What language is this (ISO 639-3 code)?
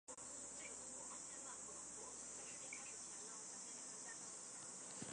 zho